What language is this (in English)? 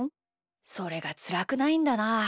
Japanese